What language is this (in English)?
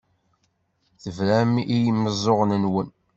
Kabyle